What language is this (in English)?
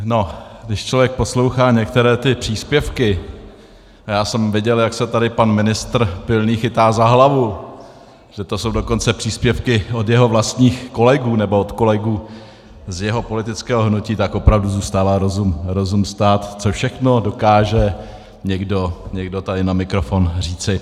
Czech